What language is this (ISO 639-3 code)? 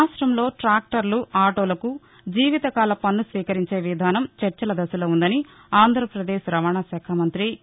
tel